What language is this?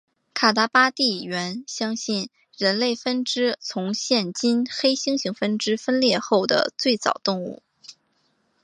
Chinese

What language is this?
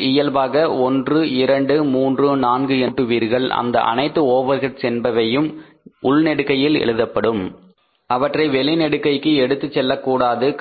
Tamil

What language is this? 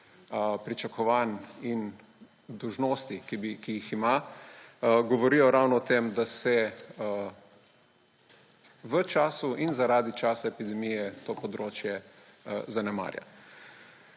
Slovenian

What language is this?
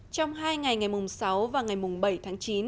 Vietnamese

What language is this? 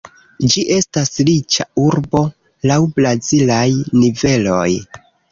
Esperanto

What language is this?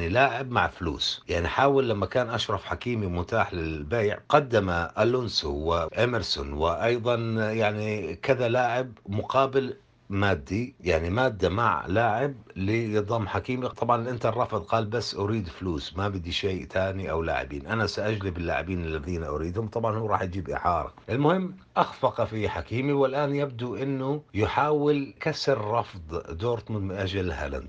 Arabic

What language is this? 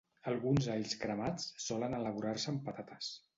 Catalan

